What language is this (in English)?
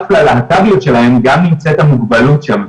Hebrew